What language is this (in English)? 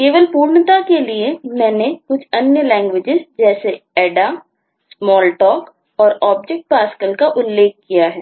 Hindi